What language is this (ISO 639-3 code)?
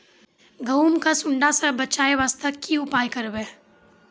mai